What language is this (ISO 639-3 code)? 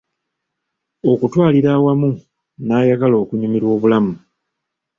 lug